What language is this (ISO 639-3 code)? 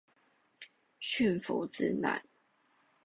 zho